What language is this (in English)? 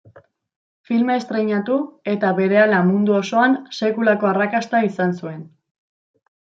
Basque